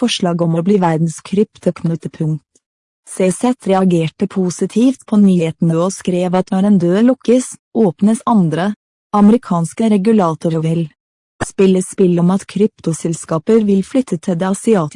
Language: Norwegian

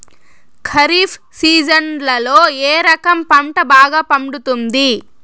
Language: Telugu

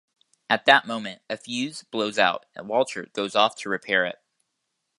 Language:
English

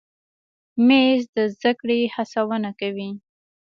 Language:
Pashto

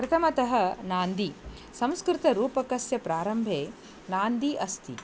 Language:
Sanskrit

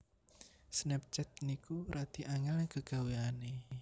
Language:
Javanese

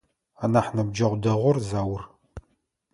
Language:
Adyghe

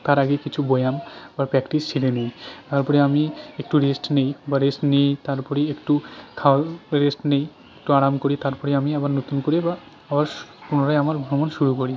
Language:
Bangla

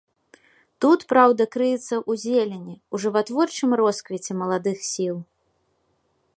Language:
Belarusian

